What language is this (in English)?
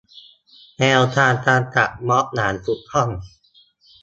Thai